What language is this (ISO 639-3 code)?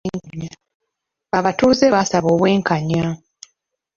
lug